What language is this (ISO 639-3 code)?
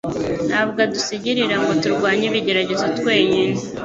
kin